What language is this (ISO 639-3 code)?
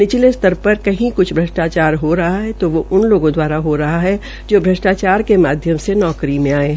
hin